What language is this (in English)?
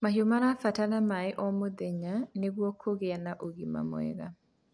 Kikuyu